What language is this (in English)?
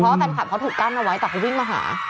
Thai